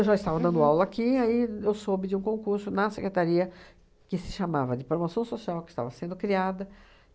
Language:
Portuguese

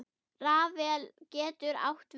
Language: Icelandic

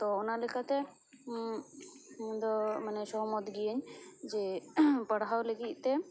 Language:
Santali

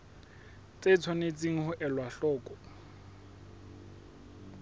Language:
Southern Sotho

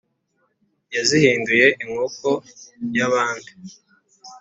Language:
Kinyarwanda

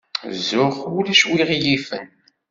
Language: Kabyle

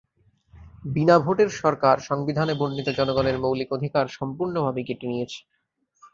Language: Bangla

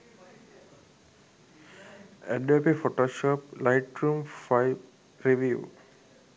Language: Sinhala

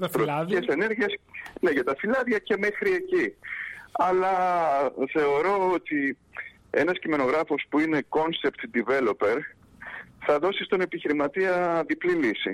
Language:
Greek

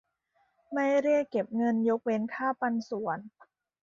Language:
Thai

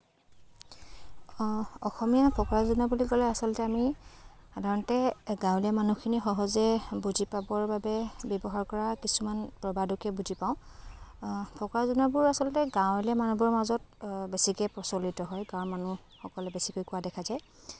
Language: Assamese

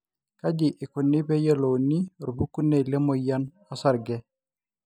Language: Masai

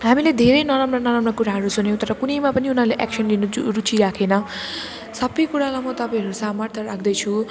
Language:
Nepali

